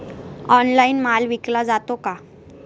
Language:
Marathi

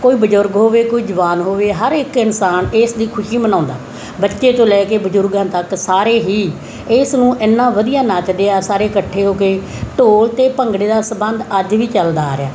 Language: Punjabi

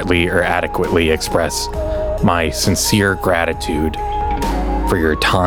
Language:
English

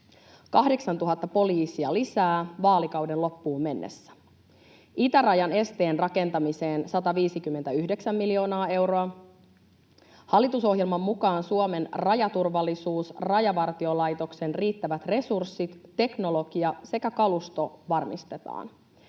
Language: Finnish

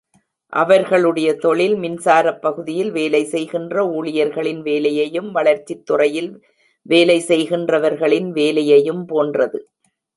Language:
Tamil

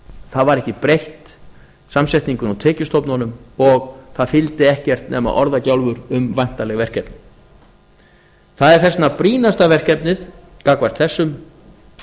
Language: Icelandic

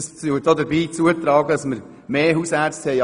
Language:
Swiss German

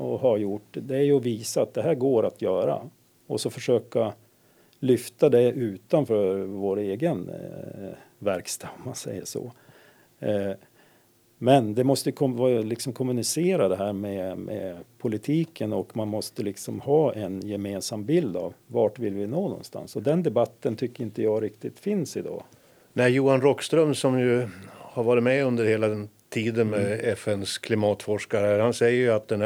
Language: Swedish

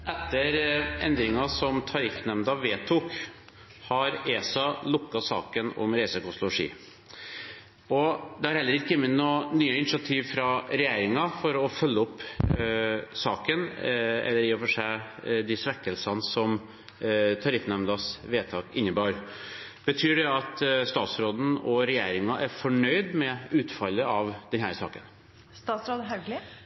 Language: Norwegian Bokmål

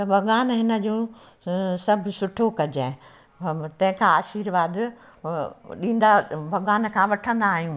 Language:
Sindhi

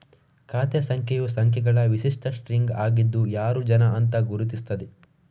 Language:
Kannada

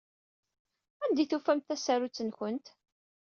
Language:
Kabyle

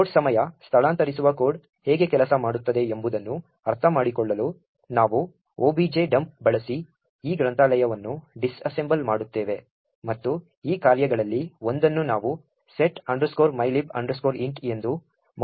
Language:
Kannada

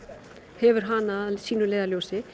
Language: Icelandic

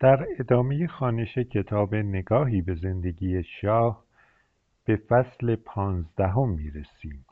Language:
Persian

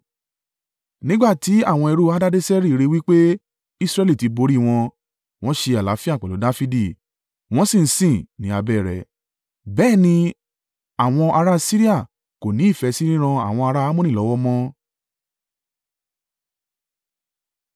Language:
Yoruba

